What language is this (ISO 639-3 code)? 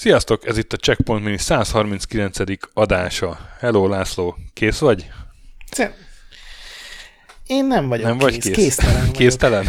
hun